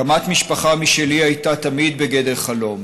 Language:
Hebrew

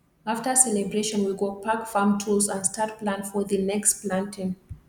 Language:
Nigerian Pidgin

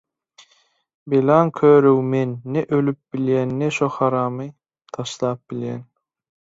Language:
Turkmen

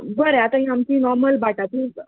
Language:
Konkani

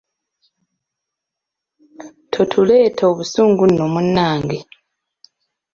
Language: Ganda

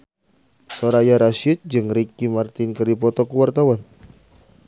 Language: Sundanese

